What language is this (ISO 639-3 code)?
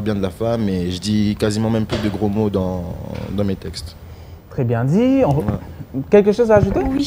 fra